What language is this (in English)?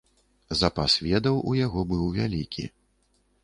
Belarusian